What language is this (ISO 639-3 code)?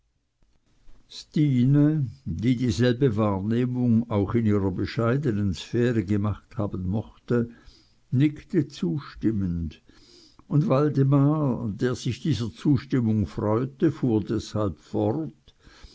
deu